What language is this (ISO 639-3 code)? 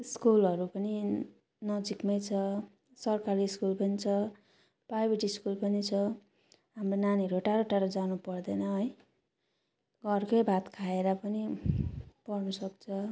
nep